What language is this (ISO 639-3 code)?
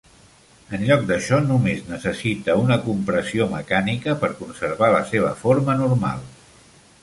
cat